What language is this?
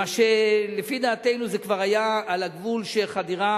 Hebrew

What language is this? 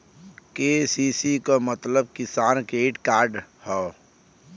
Bhojpuri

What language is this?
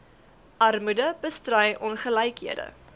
Afrikaans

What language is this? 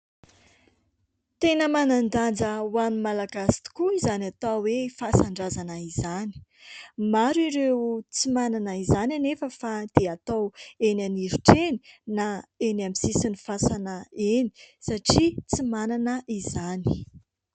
Malagasy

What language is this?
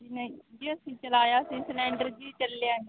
Punjabi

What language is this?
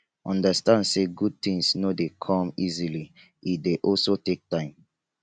Nigerian Pidgin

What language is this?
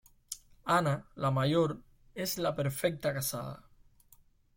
Spanish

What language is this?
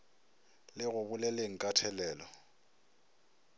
Northern Sotho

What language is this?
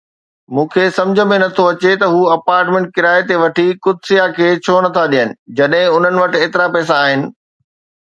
Sindhi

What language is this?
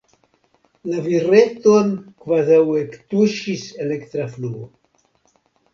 Esperanto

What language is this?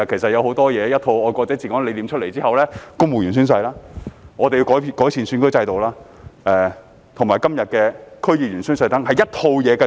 Cantonese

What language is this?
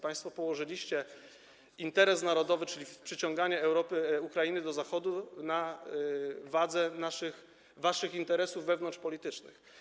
Polish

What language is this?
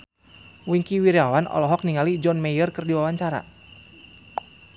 Sundanese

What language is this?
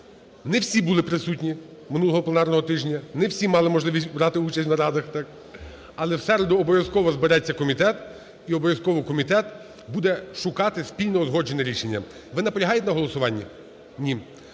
Ukrainian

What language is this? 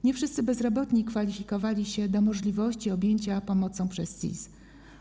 Polish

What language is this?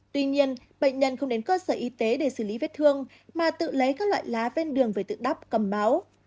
Vietnamese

